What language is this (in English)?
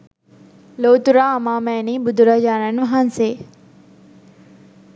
Sinhala